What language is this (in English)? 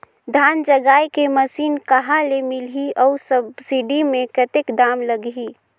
Chhattisgarhi